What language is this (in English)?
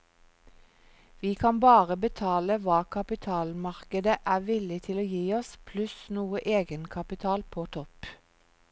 Norwegian